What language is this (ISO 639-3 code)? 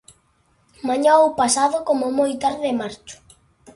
glg